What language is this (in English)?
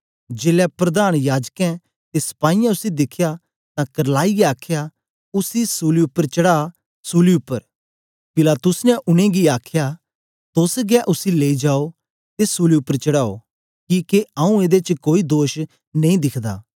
Dogri